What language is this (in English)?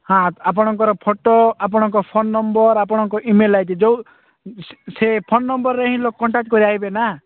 Odia